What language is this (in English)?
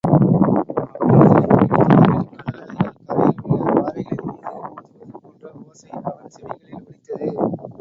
Tamil